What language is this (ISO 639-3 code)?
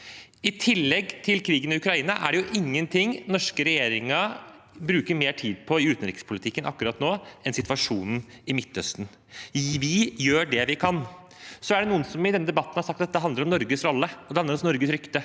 nor